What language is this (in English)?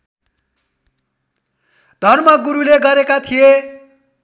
Nepali